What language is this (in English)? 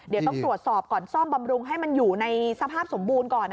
Thai